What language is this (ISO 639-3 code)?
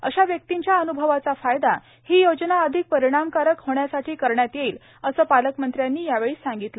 mar